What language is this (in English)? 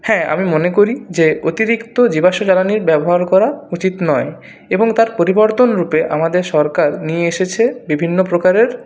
Bangla